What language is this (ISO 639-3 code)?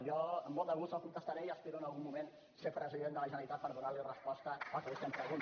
cat